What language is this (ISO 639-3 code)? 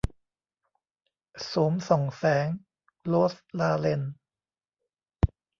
tha